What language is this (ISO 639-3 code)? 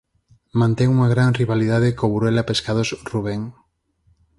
glg